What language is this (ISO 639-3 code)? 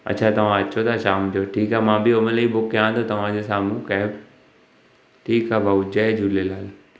snd